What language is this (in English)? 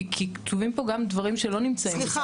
Hebrew